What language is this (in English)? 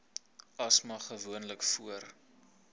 Afrikaans